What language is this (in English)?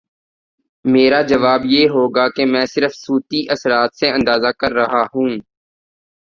Urdu